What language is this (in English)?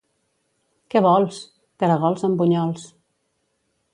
Catalan